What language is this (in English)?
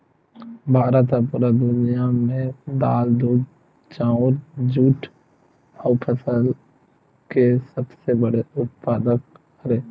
Chhattisgarhi